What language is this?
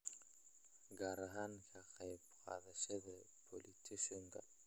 Somali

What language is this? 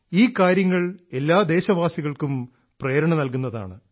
Malayalam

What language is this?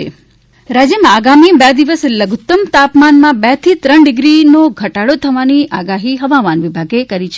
Gujarati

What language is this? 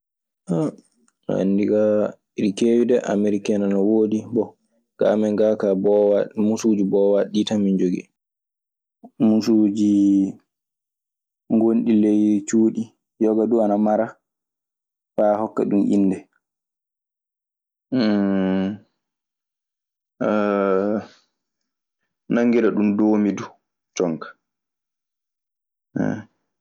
Maasina Fulfulde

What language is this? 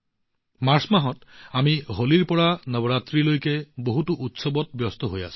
Assamese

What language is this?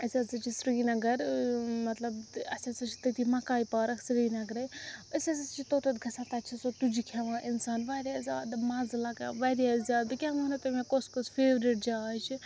Kashmiri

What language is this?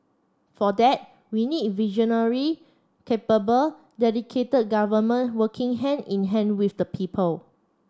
English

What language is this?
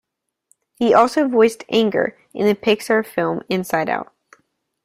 English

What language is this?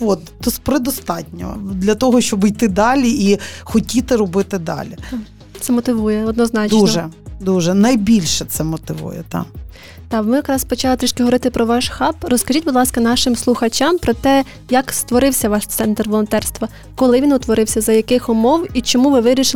Ukrainian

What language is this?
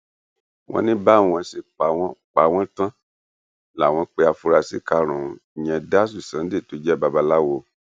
Yoruba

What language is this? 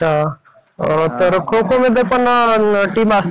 Marathi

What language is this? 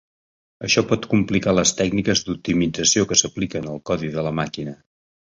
Catalan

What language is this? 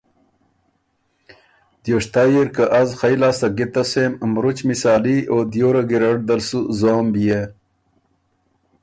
Ormuri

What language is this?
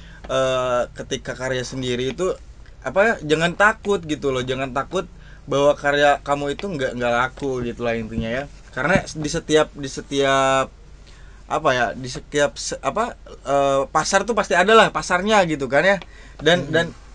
Indonesian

